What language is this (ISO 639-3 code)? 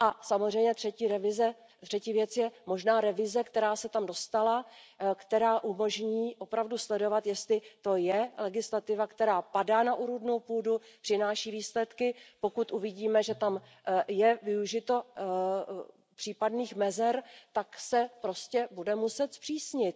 ces